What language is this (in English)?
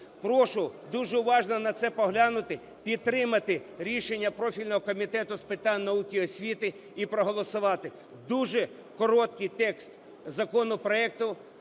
Ukrainian